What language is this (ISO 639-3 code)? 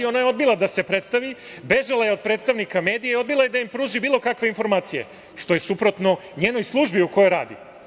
srp